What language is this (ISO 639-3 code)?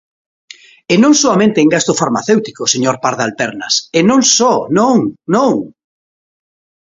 glg